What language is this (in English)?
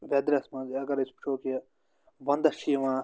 Kashmiri